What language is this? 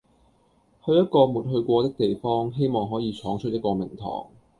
Cantonese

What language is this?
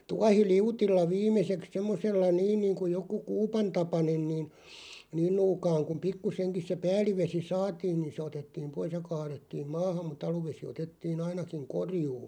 Finnish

